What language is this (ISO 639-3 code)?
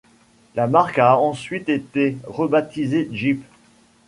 fra